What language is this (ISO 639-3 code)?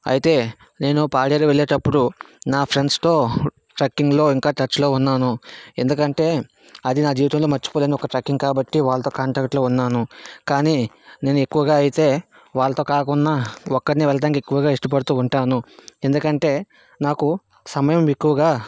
tel